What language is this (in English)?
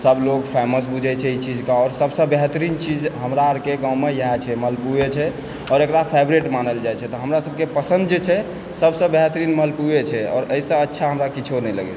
Maithili